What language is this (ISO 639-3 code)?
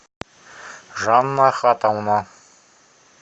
rus